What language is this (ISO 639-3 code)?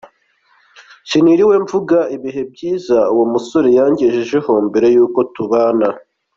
kin